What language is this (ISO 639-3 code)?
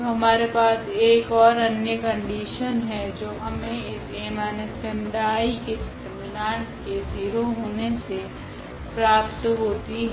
hin